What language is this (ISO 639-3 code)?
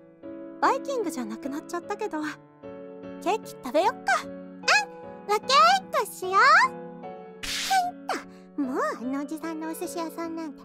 jpn